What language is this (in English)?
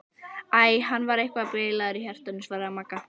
Icelandic